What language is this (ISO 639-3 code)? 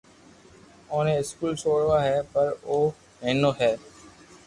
lrk